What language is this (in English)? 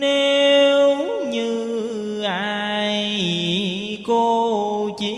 Vietnamese